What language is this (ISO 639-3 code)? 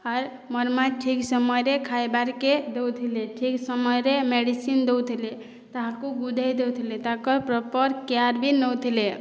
ori